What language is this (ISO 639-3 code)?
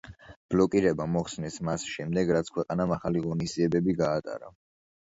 kat